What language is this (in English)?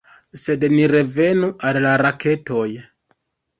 Esperanto